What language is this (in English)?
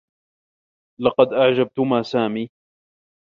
Arabic